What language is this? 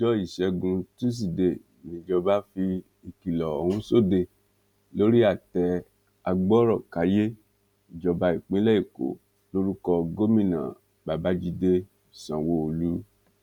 Yoruba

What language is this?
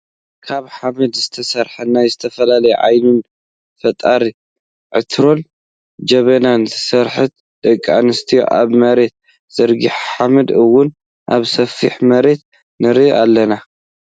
Tigrinya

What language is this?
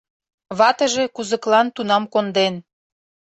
Mari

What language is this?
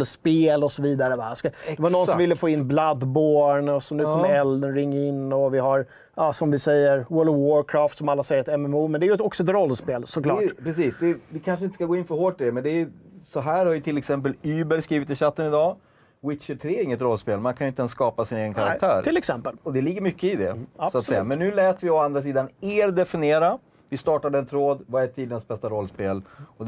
Swedish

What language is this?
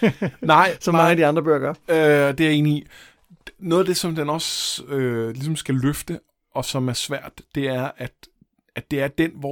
Danish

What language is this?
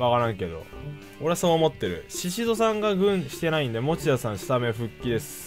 Japanese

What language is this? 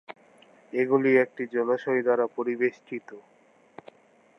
Bangla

